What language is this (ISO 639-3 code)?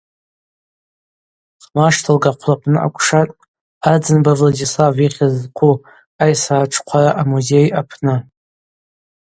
abq